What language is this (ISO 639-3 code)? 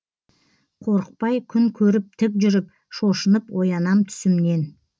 kaz